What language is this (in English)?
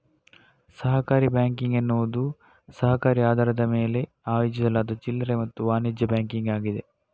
Kannada